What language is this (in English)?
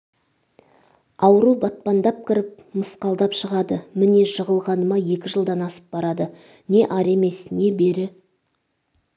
Kazakh